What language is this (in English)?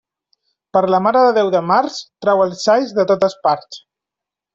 Catalan